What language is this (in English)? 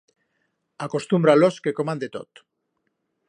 Aragonese